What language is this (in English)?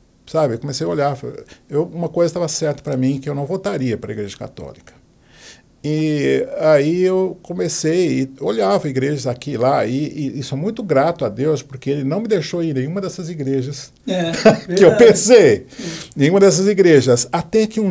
Portuguese